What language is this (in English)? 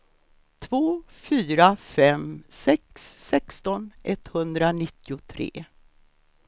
Swedish